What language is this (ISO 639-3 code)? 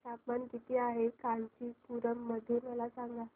mar